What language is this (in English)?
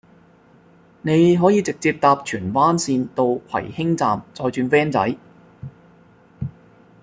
Cantonese